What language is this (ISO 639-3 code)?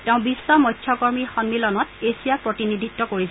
asm